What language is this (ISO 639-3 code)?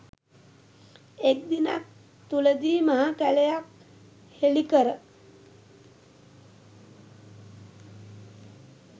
sin